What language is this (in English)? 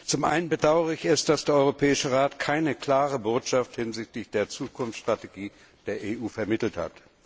German